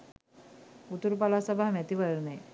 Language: Sinhala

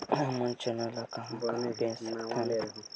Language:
Chhattisgarhi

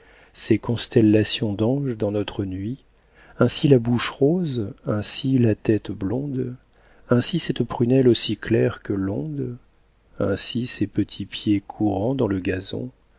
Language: French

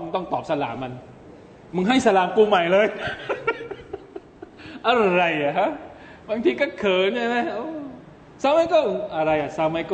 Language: Thai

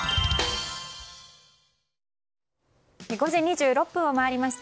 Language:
Japanese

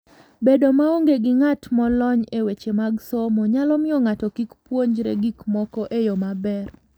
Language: Luo (Kenya and Tanzania)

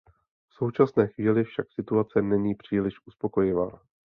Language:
Czech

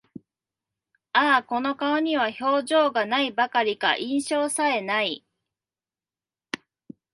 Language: Japanese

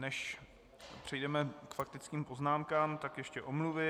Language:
Czech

